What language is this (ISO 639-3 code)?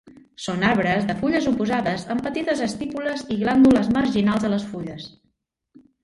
cat